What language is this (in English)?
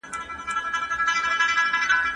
Pashto